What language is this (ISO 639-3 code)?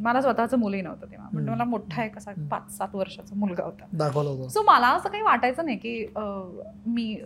mar